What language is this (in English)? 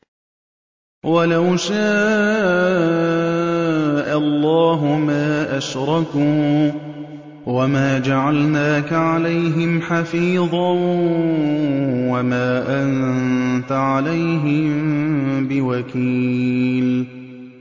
Arabic